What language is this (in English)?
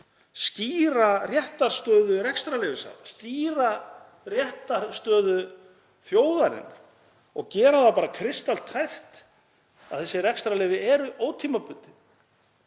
Icelandic